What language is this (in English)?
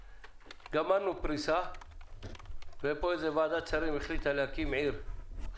Hebrew